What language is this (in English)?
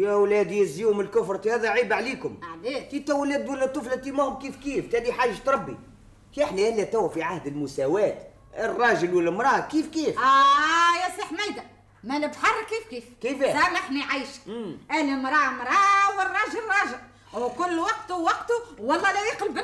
Arabic